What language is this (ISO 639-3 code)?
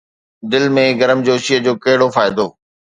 snd